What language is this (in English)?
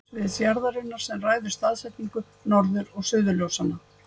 Icelandic